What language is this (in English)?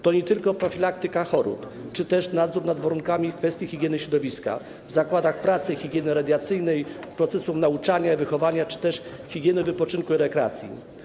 Polish